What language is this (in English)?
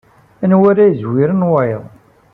Kabyle